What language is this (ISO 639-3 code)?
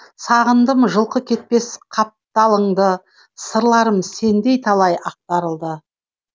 kaz